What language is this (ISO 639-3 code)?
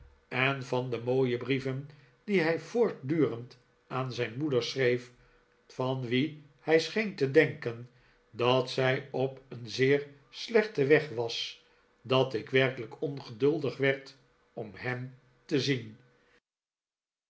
nld